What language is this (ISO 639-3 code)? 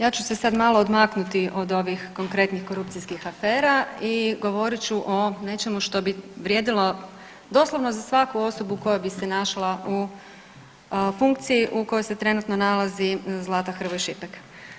hrv